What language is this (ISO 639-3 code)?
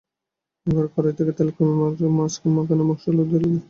ben